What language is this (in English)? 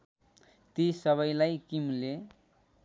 Nepali